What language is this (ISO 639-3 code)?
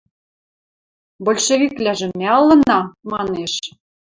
mrj